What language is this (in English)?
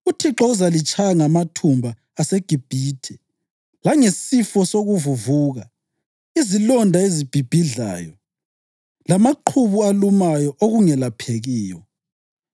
North Ndebele